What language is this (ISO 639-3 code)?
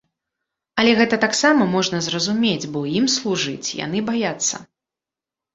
bel